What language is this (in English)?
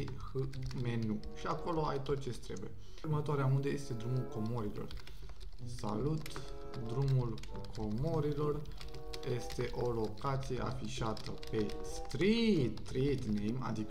Romanian